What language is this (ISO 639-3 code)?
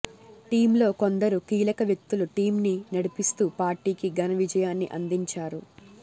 tel